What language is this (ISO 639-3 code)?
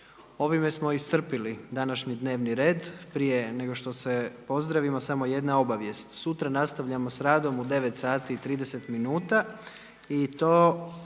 hrv